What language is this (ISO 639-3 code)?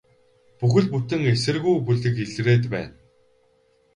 mon